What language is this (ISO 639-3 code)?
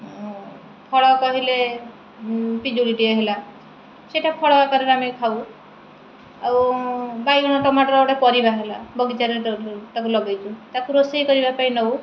ori